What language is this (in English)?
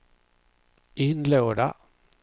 Swedish